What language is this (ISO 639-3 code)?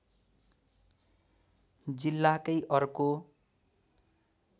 nep